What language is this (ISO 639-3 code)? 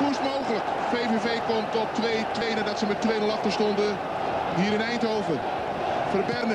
nld